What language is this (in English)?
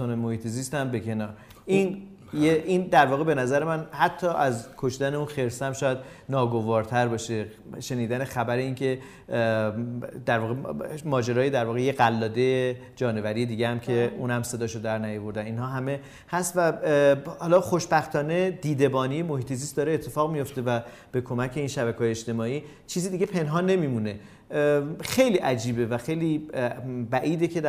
Persian